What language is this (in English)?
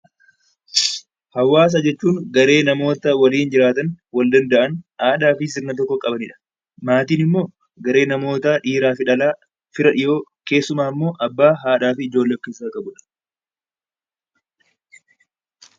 Oromo